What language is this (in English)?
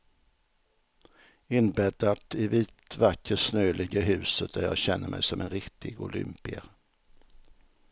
Swedish